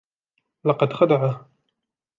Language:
Arabic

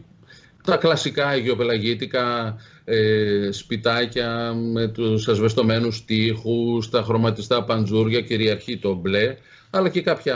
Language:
Greek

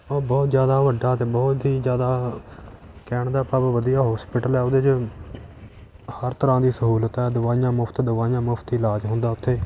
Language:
Punjabi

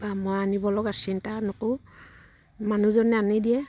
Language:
Assamese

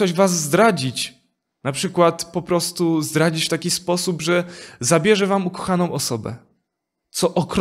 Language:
Polish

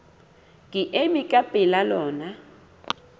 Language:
Southern Sotho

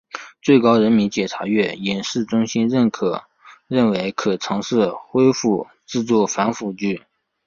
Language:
Chinese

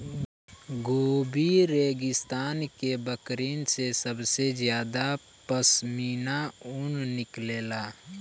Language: Bhojpuri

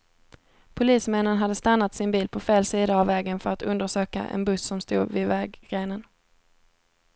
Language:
Swedish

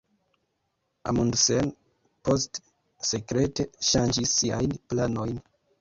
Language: Esperanto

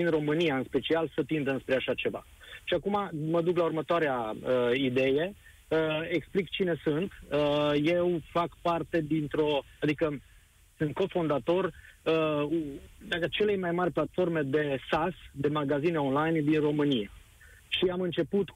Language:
Romanian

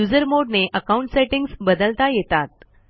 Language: Marathi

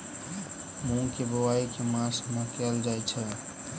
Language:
Maithili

